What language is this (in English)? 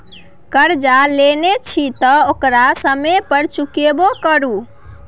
Maithili